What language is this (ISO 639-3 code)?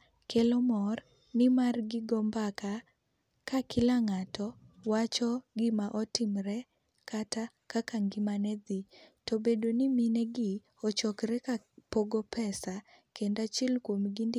luo